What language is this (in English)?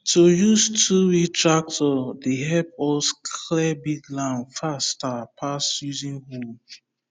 Nigerian Pidgin